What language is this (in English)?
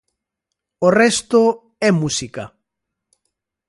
Galician